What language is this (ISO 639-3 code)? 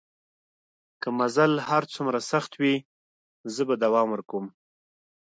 pus